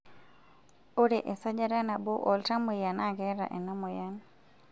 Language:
Masai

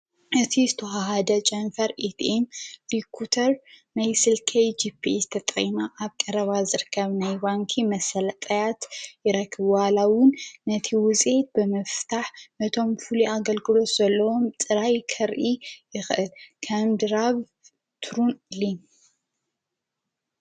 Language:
Tigrinya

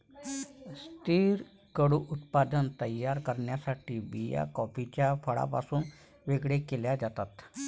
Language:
Marathi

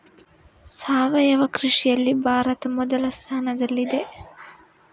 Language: Kannada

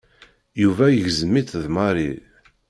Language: Kabyle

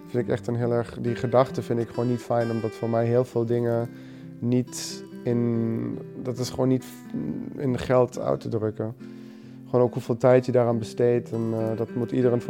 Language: Dutch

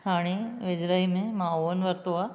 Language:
Sindhi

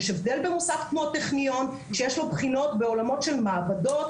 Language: Hebrew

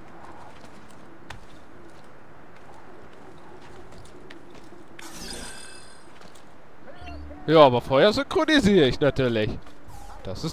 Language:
German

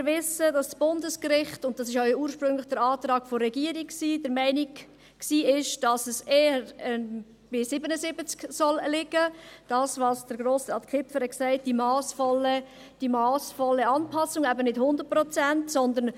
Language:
Swiss German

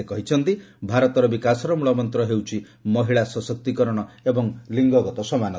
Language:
Odia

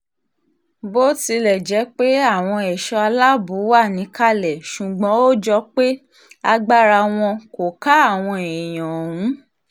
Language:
Yoruba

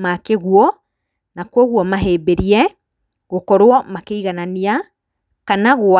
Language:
Kikuyu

